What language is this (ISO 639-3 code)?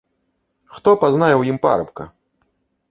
bel